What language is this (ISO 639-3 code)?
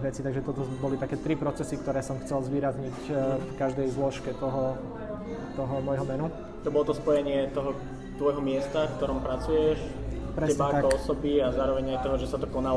slk